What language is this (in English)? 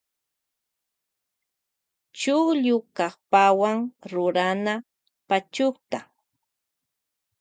Loja Highland Quichua